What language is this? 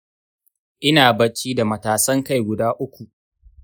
Hausa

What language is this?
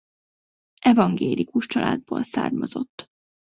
Hungarian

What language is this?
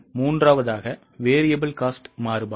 Tamil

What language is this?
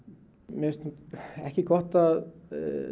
Icelandic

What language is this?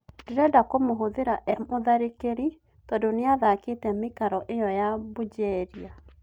Kikuyu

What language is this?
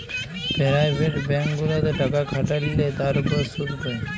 Bangla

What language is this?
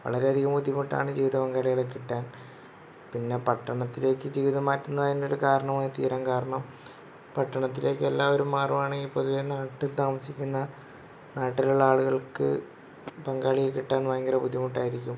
Malayalam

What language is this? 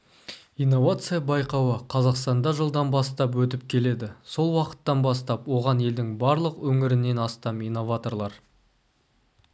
Kazakh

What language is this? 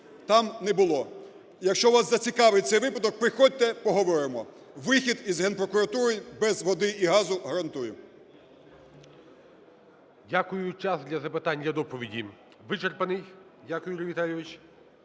Ukrainian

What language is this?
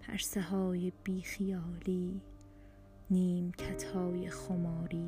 Persian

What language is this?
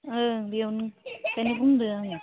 Bodo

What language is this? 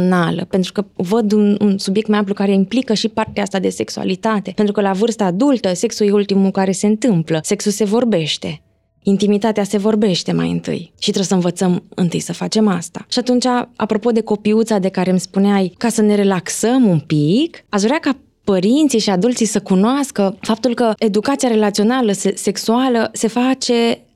Romanian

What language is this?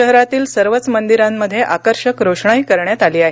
Marathi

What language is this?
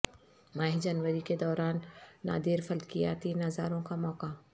Urdu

